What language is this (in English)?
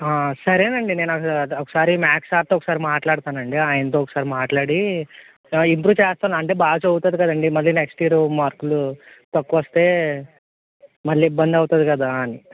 Telugu